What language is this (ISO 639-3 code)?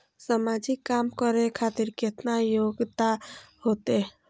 mai